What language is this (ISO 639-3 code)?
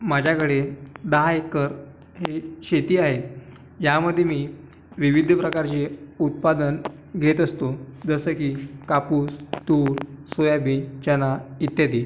mar